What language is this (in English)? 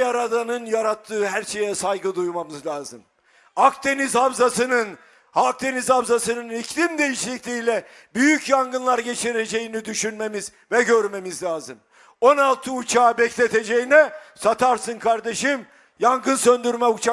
Turkish